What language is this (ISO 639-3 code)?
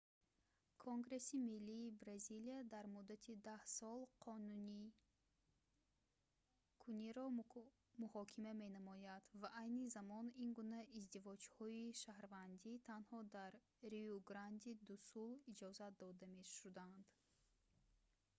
tgk